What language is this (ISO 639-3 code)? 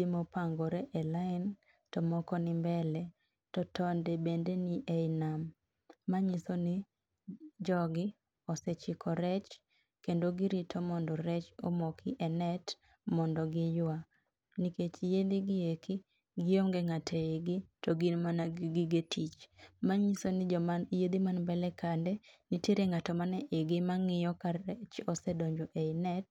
luo